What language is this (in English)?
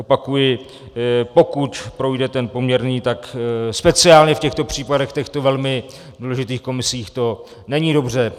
Czech